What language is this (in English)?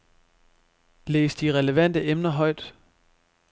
Danish